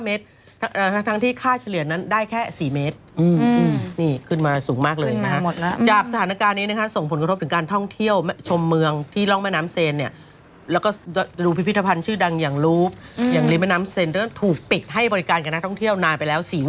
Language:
Thai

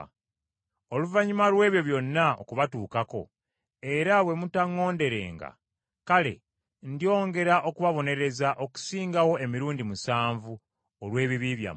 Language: Ganda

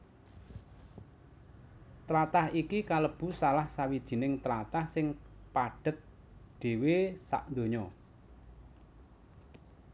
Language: Javanese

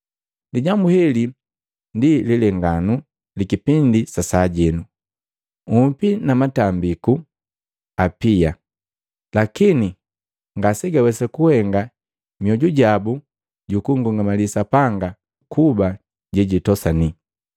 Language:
Matengo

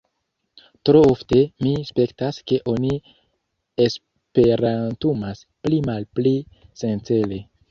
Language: Esperanto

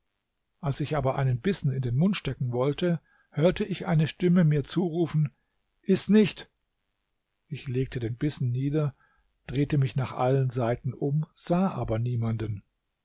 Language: German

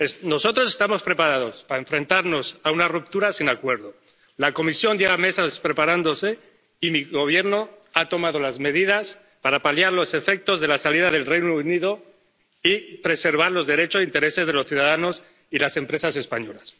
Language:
Spanish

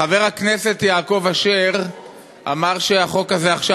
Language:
Hebrew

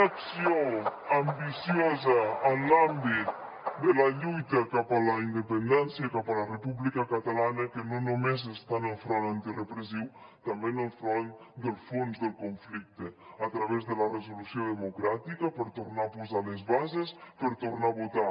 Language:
Catalan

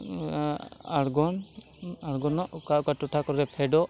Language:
Santali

